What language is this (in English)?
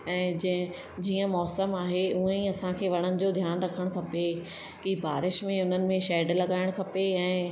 Sindhi